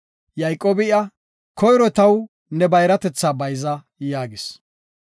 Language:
Gofa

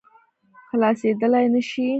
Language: Pashto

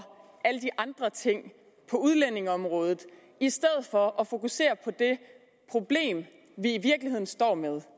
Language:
Danish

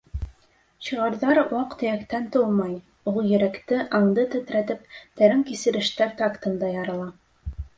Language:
Bashkir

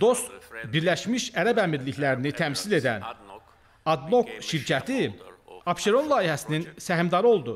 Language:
Turkish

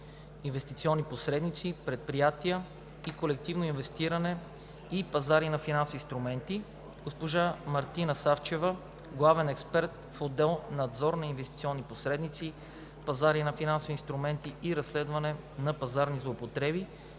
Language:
Bulgarian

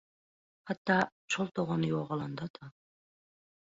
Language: Turkmen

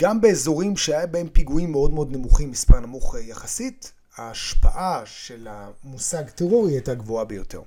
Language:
Hebrew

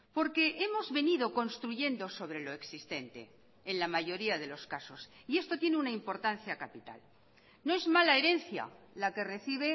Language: Spanish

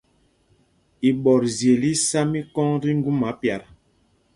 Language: Mpumpong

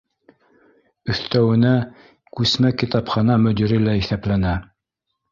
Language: Bashkir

